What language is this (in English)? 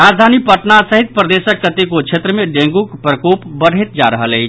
Maithili